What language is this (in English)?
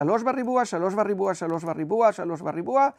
Hebrew